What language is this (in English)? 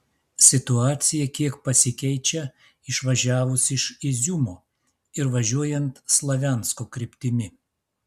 Lithuanian